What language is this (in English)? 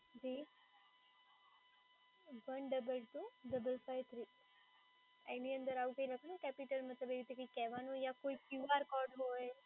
Gujarati